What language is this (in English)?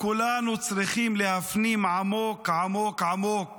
Hebrew